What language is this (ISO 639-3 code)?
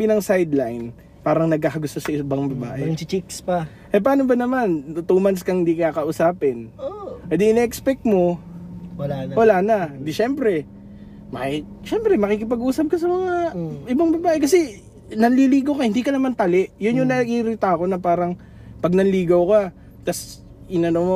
fil